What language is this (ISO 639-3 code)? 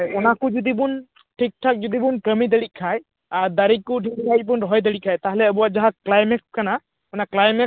sat